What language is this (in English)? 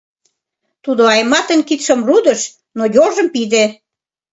Mari